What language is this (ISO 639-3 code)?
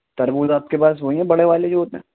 urd